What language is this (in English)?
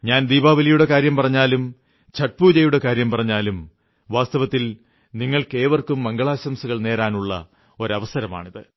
Malayalam